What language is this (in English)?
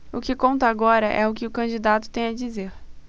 Portuguese